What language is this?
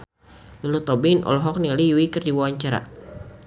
Sundanese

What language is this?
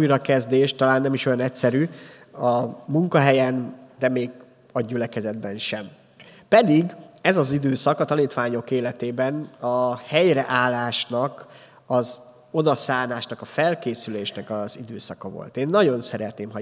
Hungarian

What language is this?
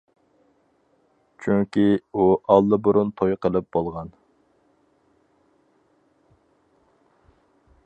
Uyghur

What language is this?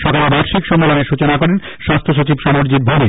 Bangla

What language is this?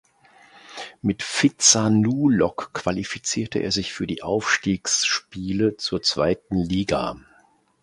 German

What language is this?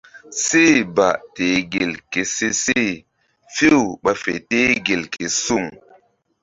Mbum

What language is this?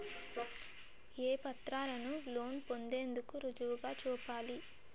Telugu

